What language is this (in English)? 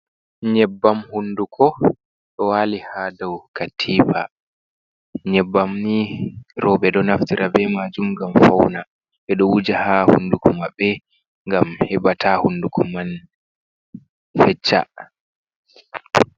Fula